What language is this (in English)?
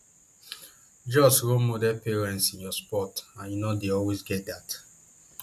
Nigerian Pidgin